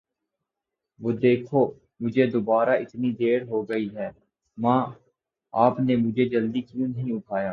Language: Urdu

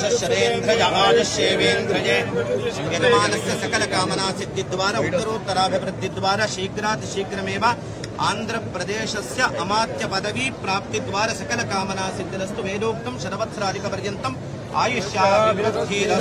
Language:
Telugu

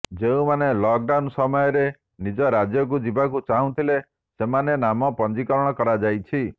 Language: Odia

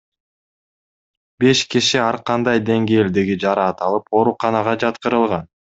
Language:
Kyrgyz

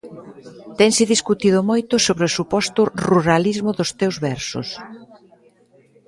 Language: Galician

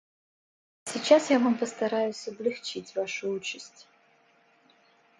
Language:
Russian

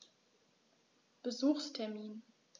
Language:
German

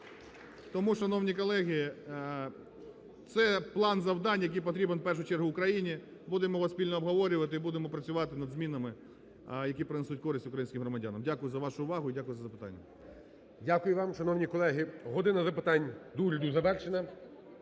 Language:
Ukrainian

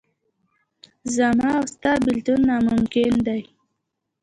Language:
Pashto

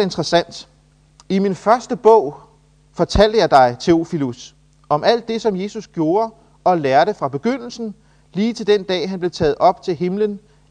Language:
Danish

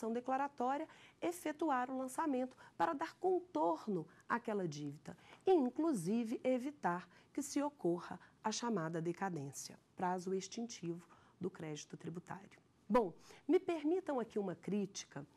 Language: Portuguese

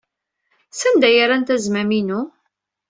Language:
Kabyle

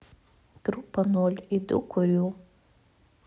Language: Russian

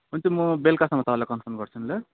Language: Nepali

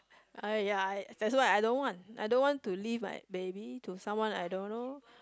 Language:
English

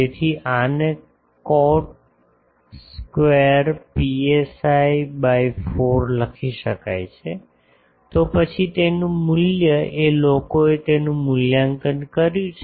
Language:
Gujarati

